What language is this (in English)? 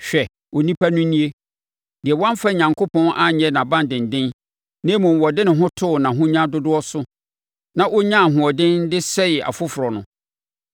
Akan